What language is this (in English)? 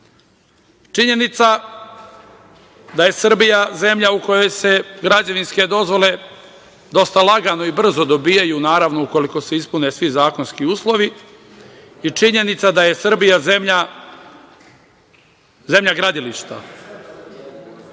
Serbian